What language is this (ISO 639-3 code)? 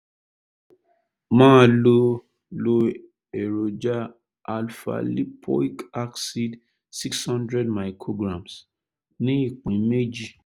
yor